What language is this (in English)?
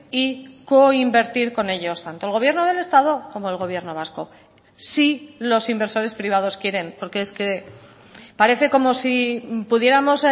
Spanish